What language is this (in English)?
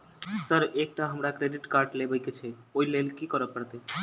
Maithili